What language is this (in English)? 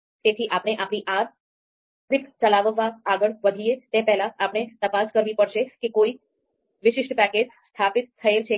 Gujarati